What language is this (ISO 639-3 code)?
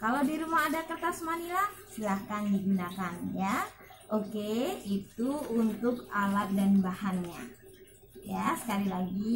ind